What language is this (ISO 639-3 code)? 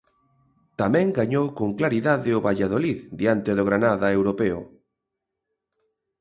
glg